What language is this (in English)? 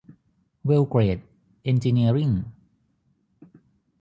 Thai